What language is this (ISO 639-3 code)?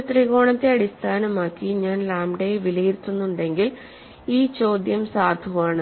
mal